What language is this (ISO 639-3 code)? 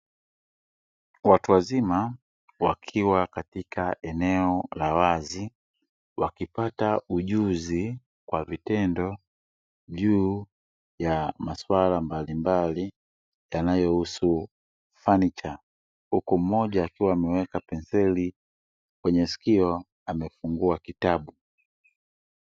swa